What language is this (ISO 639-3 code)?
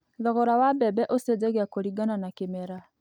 kik